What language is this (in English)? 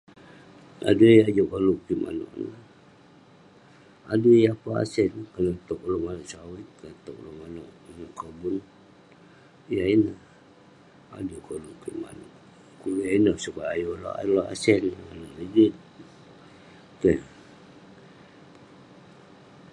Western Penan